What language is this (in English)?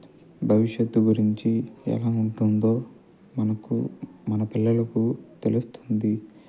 Telugu